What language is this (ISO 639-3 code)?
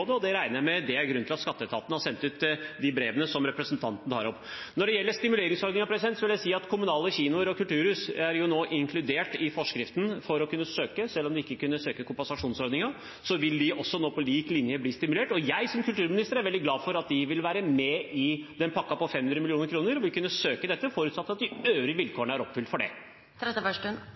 nor